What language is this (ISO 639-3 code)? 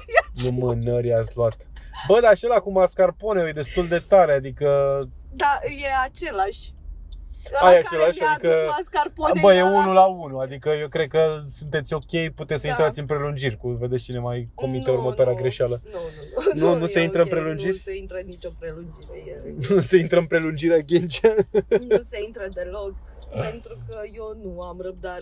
ron